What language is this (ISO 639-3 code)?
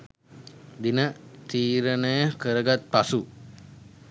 sin